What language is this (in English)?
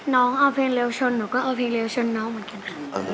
Thai